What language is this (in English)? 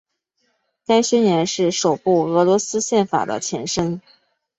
Chinese